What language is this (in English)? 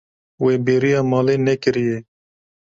Kurdish